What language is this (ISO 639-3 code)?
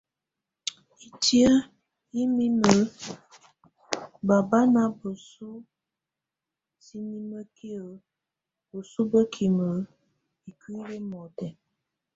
tvu